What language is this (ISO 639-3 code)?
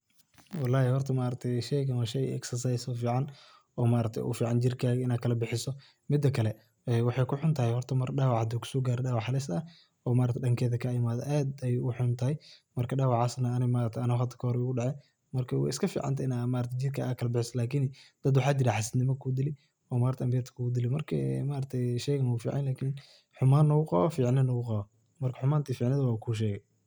som